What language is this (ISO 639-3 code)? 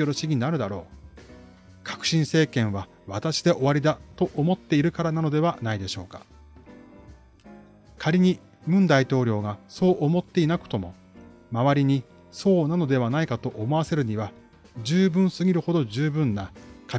jpn